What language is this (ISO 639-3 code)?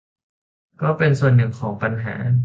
tha